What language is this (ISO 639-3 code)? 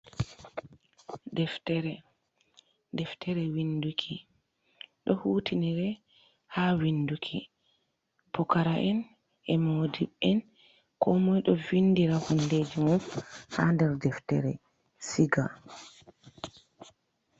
ful